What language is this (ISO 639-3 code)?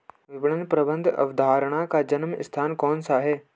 hin